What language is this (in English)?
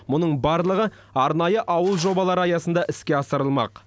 Kazakh